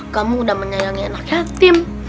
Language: Indonesian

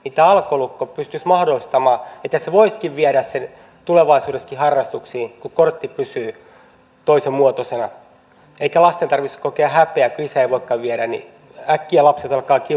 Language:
Finnish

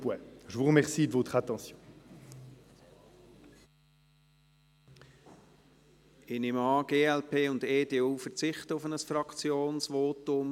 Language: Swiss German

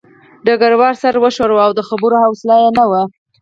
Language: Pashto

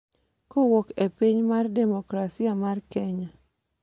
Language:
Luo (Kenya and Tanzania)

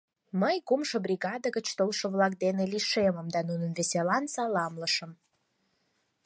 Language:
Mari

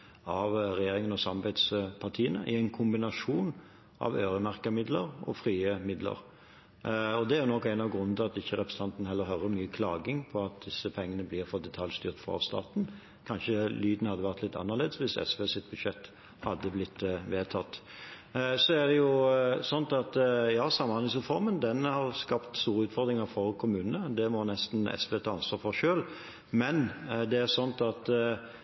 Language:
Norwegian Bokmål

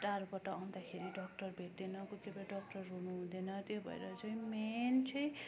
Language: Nepali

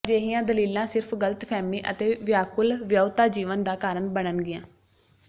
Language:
Punjabi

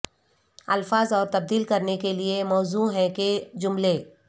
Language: Urdu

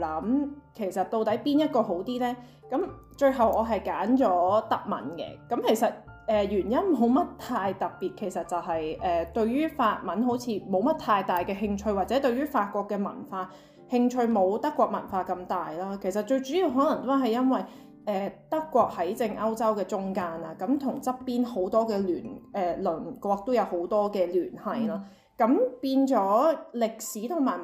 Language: Chinese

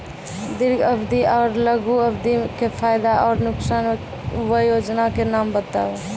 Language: Maithili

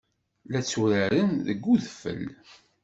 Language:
Kabyle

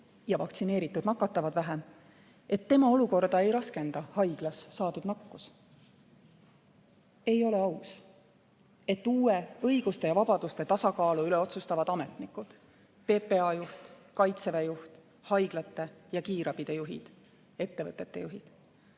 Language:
Estonian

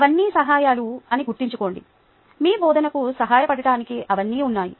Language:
Telugu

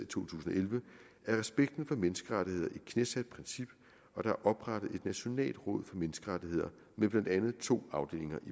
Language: Danish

